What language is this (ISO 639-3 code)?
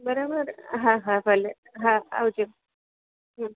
guj